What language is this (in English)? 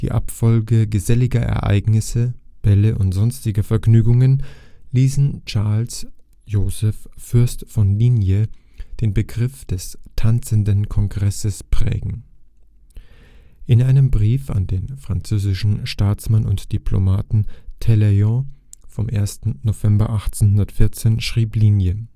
German